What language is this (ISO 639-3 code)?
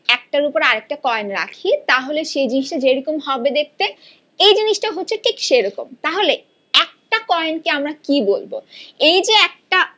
ben